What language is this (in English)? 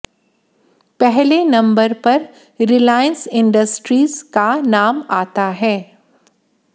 Hindi